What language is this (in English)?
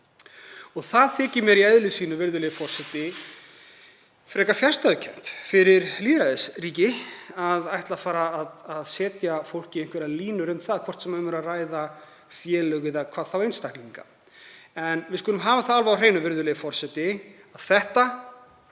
Icelandic